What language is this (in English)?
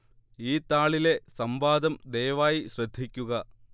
Malayalam